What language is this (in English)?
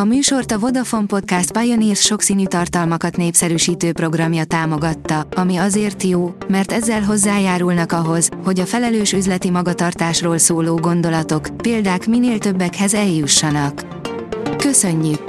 Hungarian